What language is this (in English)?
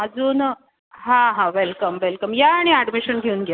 Marathi